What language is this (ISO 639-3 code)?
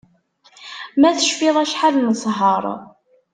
kab